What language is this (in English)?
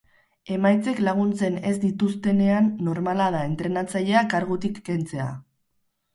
Basque